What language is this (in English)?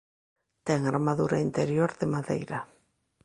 Galician